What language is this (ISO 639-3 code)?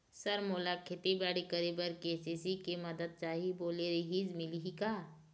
hne